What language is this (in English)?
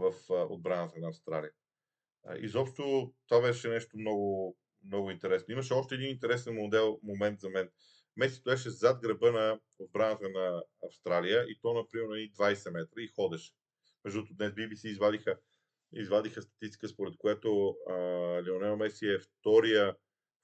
Bulgarian